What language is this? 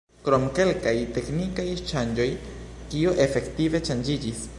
Esperanto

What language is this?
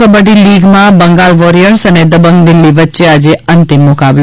Gujarati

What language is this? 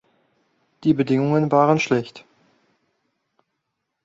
German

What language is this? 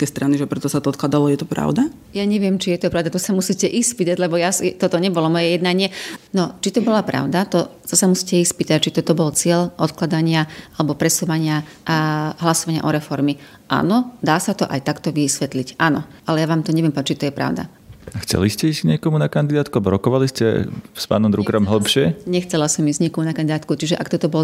Slovak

